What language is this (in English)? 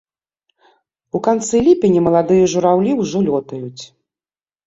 Belarusian